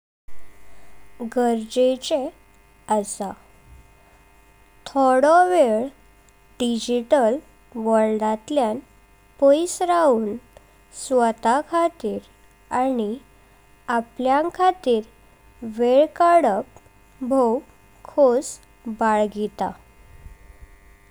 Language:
Konkani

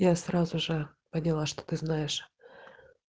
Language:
Russian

